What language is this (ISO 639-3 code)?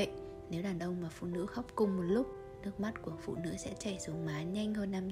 vie